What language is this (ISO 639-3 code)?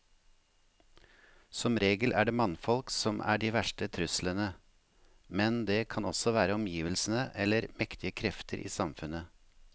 nor